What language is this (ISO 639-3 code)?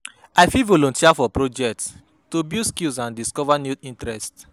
pcm